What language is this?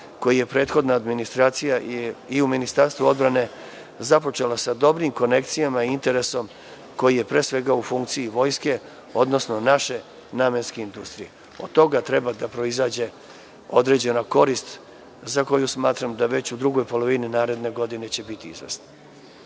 Serbian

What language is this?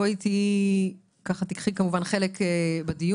Hebrew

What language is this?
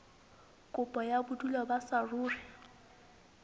Southern Sotho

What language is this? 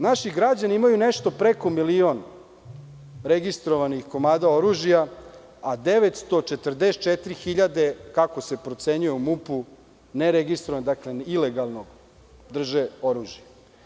Serbian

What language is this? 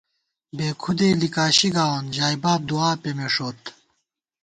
Gawar-Bati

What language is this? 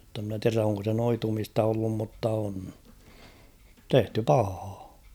Finnish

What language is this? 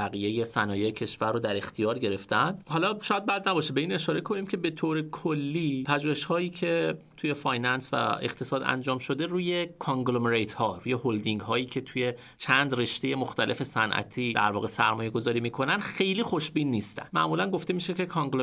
Persian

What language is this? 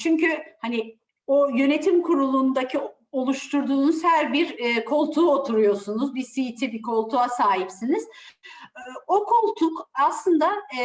Turkish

